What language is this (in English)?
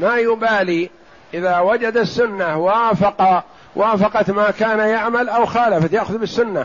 Arabic